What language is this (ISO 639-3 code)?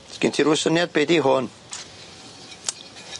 cym